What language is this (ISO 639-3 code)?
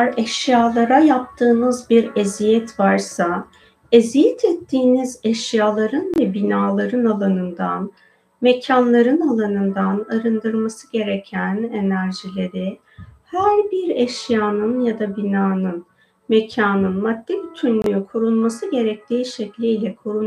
tur